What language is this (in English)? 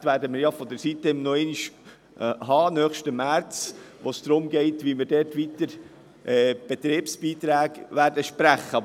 Swiss German